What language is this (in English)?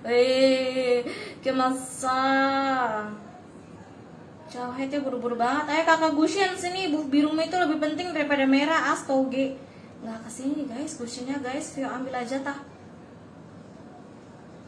Indonesian